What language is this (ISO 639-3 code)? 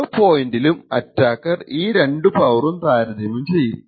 mal